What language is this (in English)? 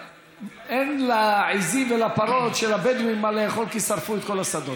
Hebrew